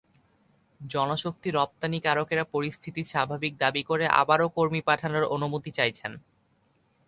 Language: Bangla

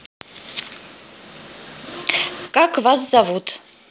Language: Russian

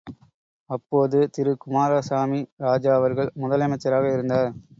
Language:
Tamil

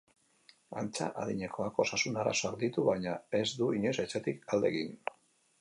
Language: Basque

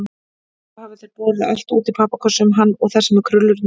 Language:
Icelandic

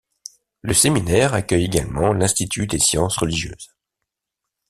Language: French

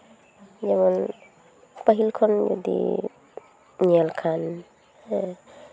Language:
Santali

